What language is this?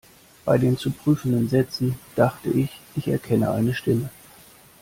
German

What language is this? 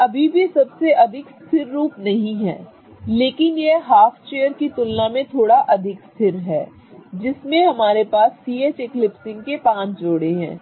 Hindi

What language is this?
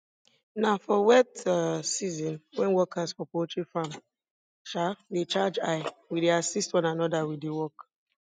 Nigerian Pidgin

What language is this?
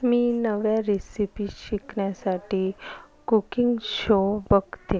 Marathi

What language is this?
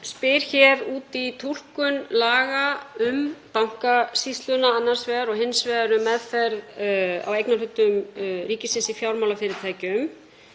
Icelandic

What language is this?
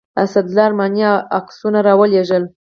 Pashto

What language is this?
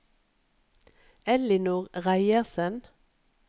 Norwegian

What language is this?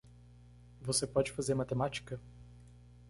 Portuguese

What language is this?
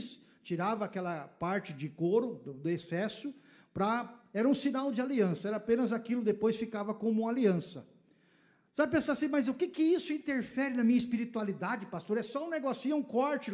Portuguese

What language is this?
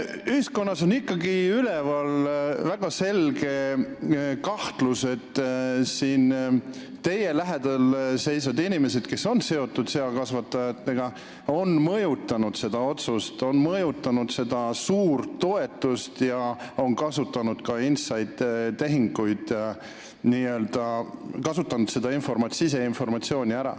Estonian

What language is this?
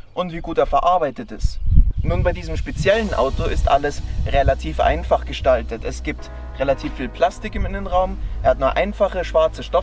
German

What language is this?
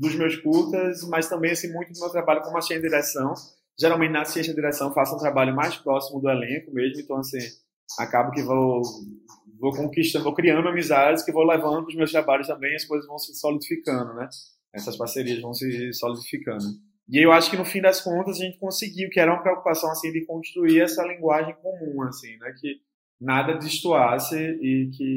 Portuguese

